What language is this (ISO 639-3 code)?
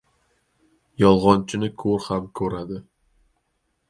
uzb